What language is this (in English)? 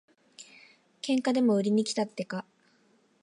Japanese